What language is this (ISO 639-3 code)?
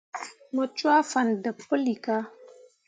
mua